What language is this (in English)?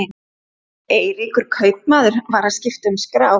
Icelandic